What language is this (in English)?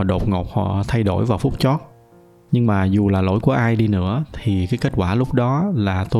Vietnamese